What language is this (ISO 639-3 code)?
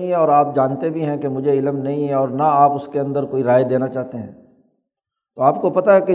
urd